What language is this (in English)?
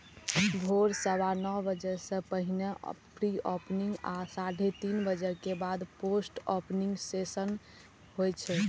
Maithili